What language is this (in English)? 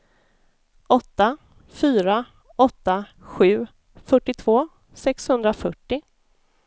Swedish